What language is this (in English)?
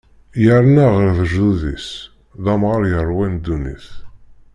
Kabyle